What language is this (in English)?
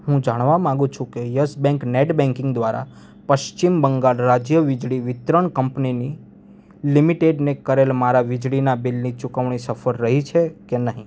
Gujarati